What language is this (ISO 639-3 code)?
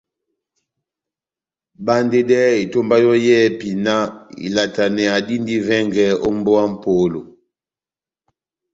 bnm